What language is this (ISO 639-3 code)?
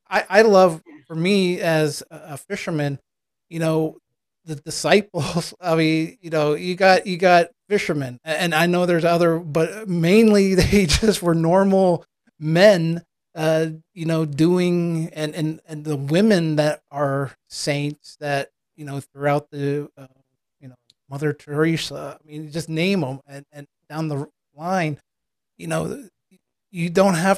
eng